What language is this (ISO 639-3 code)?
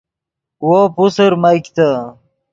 ydg